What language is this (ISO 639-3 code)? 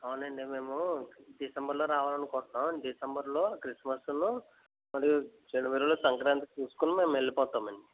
tel